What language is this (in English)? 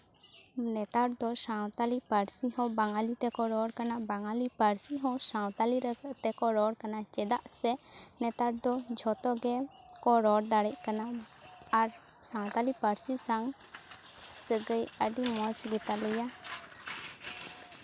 Santali